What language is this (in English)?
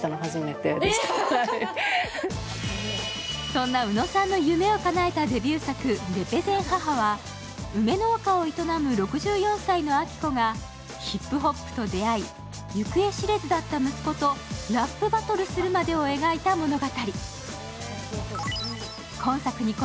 Japanese